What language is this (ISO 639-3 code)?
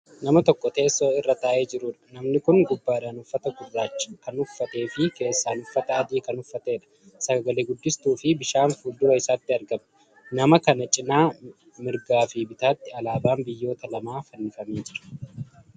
orm